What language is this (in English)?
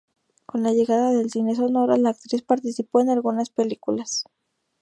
Spanish